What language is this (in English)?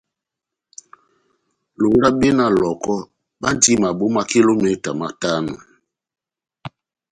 Batanga